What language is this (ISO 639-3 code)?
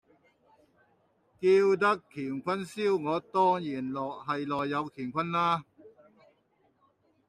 yue